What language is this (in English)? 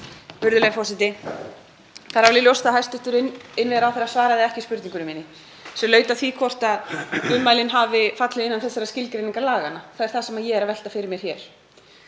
Icelandic